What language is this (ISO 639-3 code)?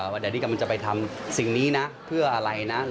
tha